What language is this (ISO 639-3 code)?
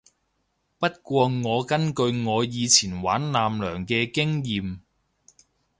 yue